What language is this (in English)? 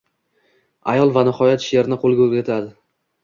Uzbek